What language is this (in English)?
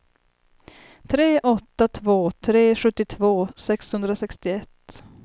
Swedish